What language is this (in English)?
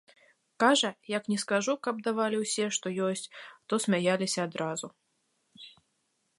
Belarusian